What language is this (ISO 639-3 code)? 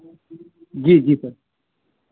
hin